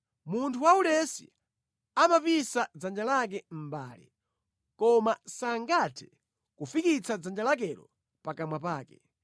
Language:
Nyanja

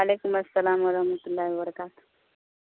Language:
Urdu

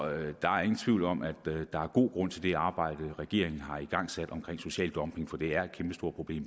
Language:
Danish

